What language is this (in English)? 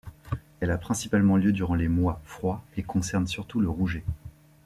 French